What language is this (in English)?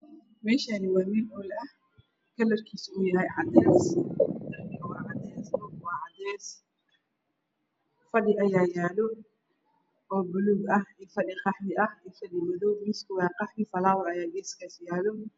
Somali